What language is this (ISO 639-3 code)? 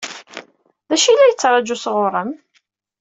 kab